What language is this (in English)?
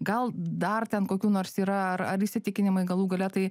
Lithuanian